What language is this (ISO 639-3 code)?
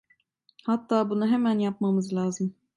tur